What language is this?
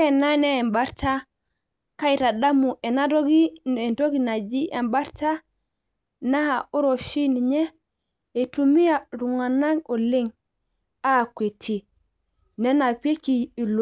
Masai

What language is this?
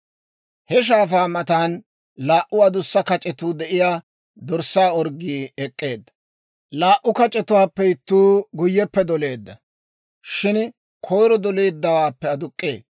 Dawro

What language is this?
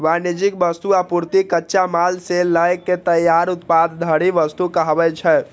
Maithili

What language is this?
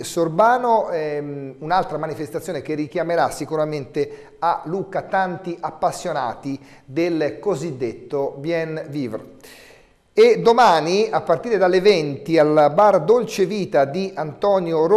Italian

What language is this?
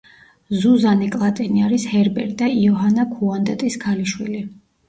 Georgian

